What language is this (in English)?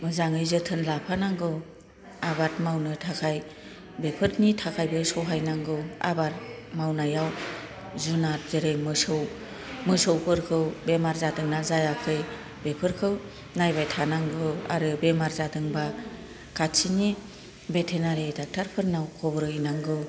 Bodo